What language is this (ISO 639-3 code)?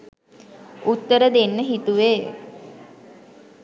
sin